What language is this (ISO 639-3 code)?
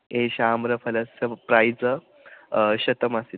san